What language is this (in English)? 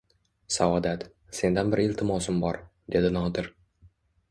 Uzbek